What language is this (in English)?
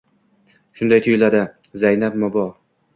Uzbek